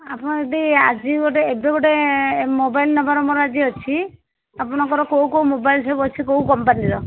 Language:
Odia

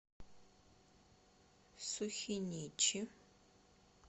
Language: Russian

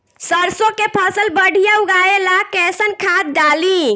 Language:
Bhojpuri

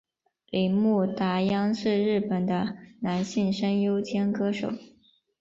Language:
Chinese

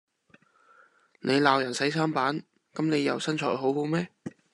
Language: Cantonese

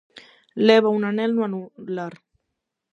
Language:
Galician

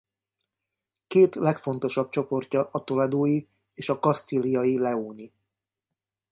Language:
Hungarian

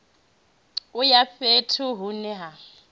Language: Venda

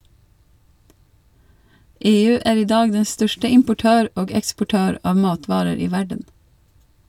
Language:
Norwegian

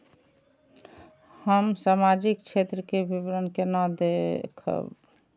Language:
Maithili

